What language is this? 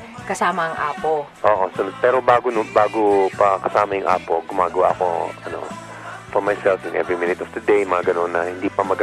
Filipino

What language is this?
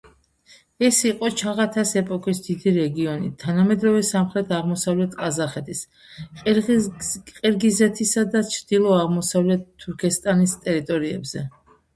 Georgian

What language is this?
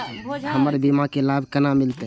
Maithili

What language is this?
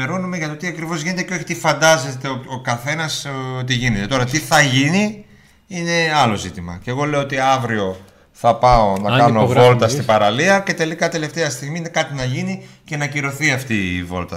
Greek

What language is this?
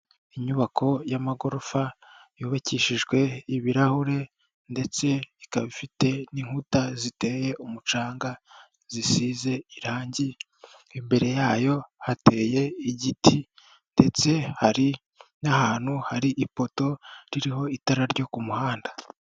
Kinyarwanda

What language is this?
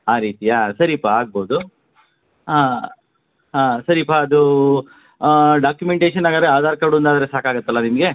Kannada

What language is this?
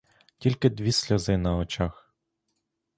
Ukrainian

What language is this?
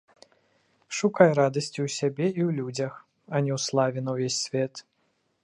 Belarusian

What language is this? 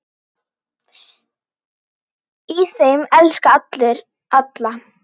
Icelandic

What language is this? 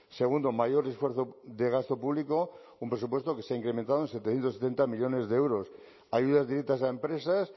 Spanish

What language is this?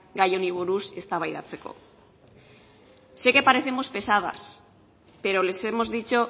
Spanish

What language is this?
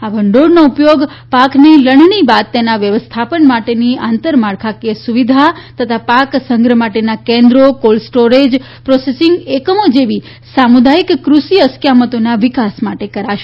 Gujarati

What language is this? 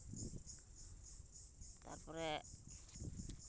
Santali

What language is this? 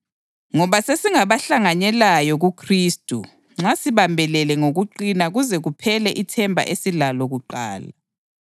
North Ndebele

